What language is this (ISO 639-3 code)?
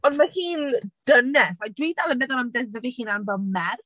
cym